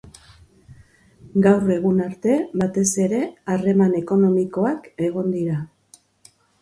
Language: Basque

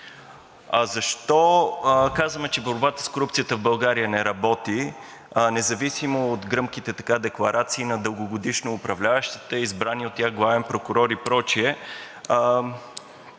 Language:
Bulgarian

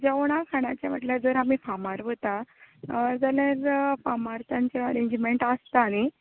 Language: Konkani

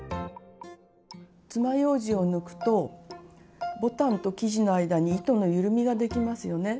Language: Japanese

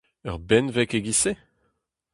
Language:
Breton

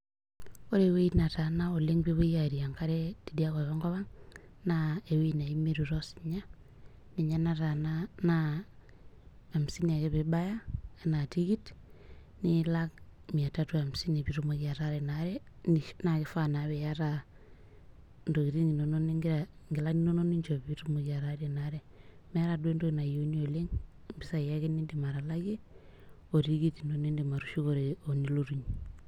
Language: Masai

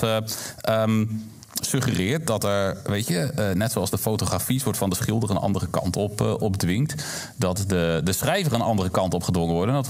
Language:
Dutch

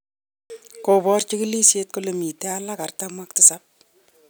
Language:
Kalenjin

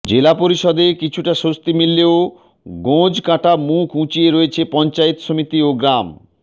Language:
Bangla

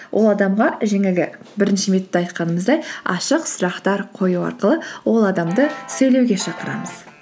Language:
Kazakh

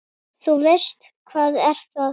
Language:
Icelandic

